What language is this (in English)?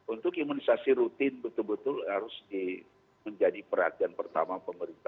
Indonesian